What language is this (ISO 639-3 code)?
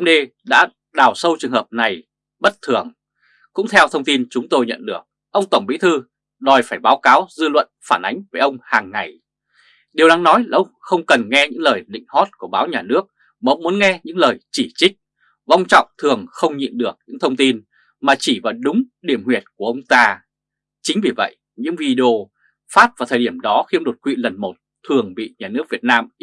vie